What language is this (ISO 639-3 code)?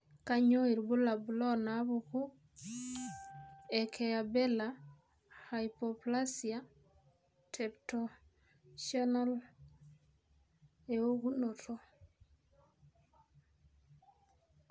mas